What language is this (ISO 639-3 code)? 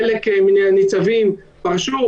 heb